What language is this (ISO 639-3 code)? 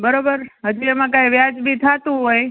guj